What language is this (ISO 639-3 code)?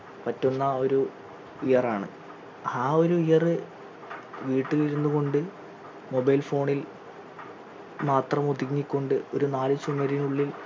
mal